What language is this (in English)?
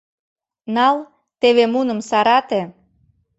Mari